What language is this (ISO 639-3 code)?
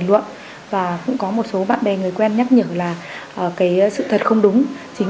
vie